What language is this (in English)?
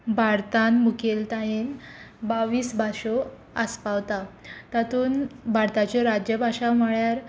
Konkani